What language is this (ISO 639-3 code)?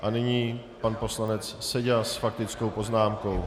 ces